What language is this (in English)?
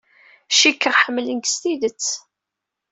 Kabyle